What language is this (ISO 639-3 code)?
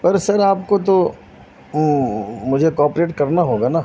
urd